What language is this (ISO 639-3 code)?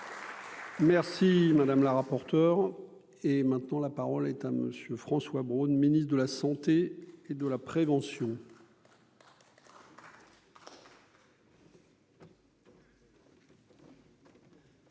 fra